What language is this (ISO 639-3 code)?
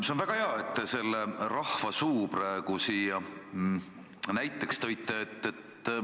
est